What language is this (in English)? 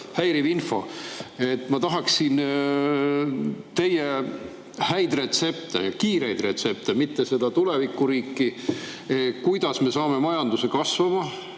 Estonian